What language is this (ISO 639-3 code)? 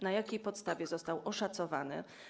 pol